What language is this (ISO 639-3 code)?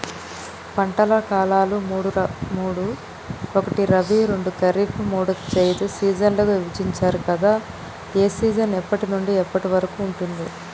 tel